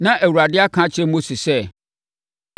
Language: Akan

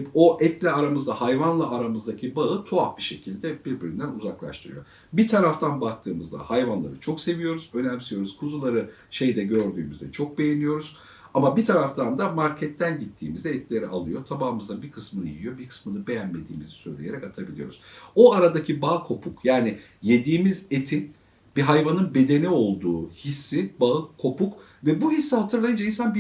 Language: Turkish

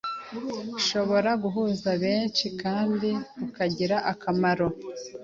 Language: Kinyarwanda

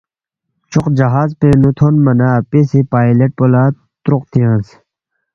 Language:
Balti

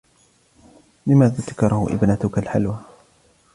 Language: Arabic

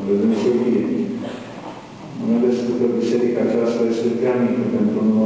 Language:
Romanian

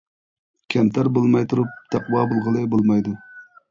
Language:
Uyghur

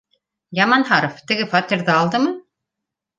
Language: Bashkir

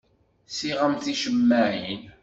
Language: Kabyle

